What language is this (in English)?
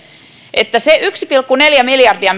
Finnish